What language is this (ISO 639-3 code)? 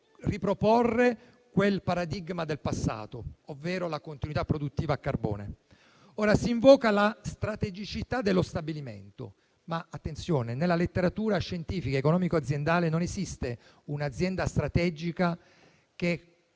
ita